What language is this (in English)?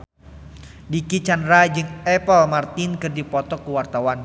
Sundanese